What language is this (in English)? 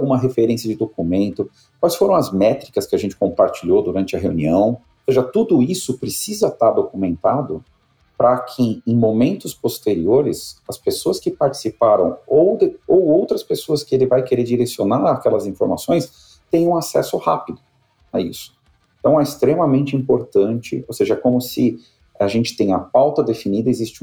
Portuguese